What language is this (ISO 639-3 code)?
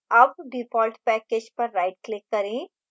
hin